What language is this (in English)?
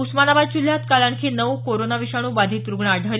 Marathi